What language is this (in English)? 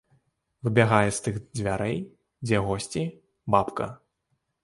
Belarusian